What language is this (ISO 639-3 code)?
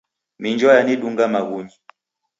dav